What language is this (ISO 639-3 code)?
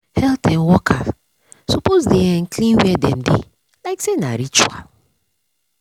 pcm